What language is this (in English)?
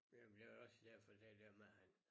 Danish